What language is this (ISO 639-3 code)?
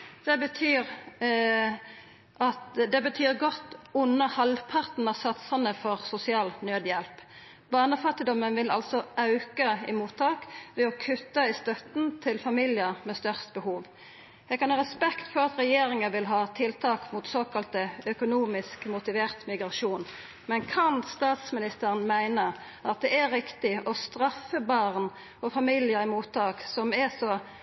nno